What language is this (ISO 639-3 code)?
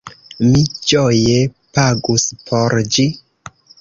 epo